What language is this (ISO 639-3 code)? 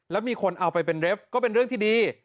tha